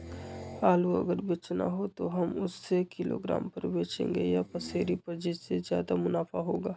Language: Magahi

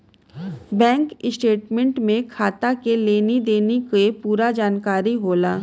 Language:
Bhojpuri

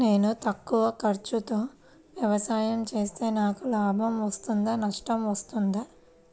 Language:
Telugu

